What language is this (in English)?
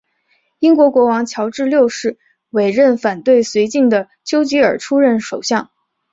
Chinese